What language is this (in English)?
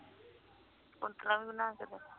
Punjabi